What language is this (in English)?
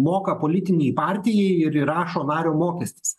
Lithuanian